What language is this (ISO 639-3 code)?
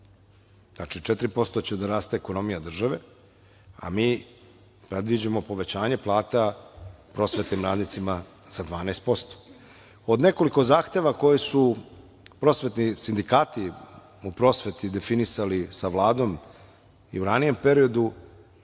srp